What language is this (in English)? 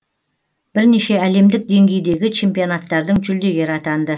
Kazakh